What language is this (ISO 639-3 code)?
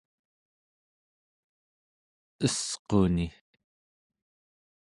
esu